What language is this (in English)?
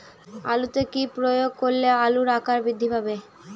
Bangla